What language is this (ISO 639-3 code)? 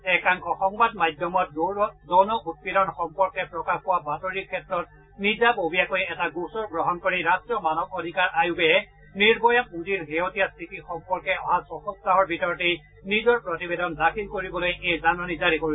asm